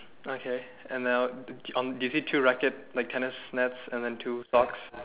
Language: English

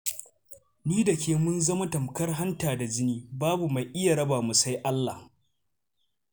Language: Hausa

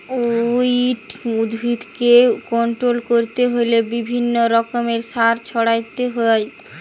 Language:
Bangla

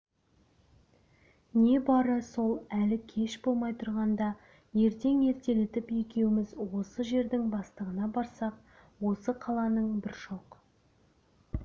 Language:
Kazakh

